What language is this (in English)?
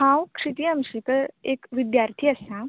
Konkani